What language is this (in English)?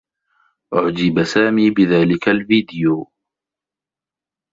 Arabic